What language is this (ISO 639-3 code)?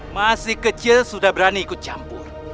ind